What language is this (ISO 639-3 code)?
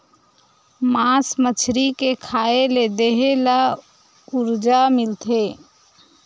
hne